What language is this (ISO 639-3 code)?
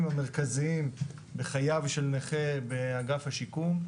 heb